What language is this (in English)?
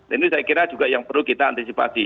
Indonesian